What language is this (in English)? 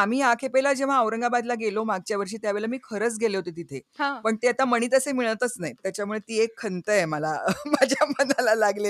Marathi